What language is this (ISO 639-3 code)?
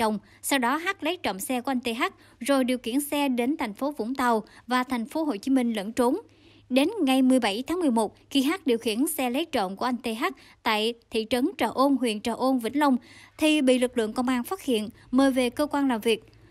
vie